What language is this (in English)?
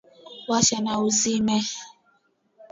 Swahili